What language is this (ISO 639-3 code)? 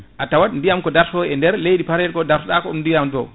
ful